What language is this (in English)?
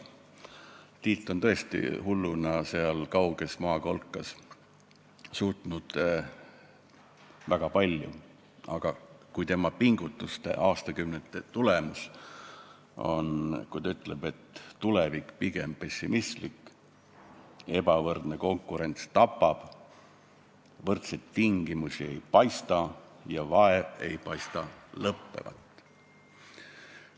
Estonian